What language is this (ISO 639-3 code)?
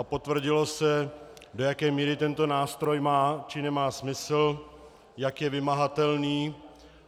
ces